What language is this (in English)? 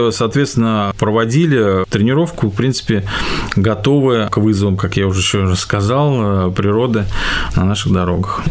Russian